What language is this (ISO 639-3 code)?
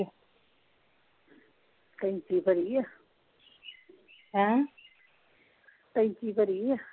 pan